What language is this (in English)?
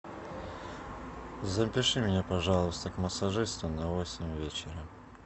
Russian